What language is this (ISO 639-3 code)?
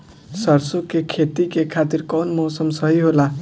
bho